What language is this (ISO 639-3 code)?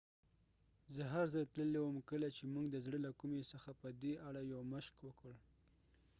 pus